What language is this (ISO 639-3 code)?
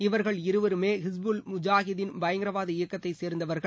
tam